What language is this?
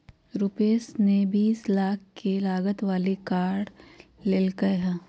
Magahi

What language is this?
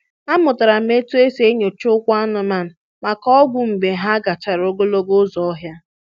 Igbo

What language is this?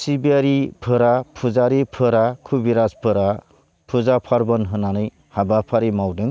Bodo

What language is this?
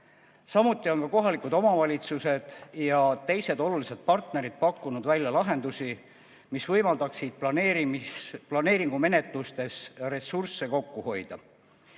Estonian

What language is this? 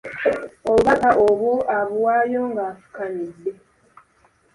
Ganda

